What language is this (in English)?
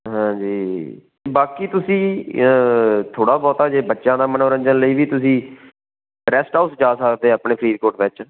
Punjabi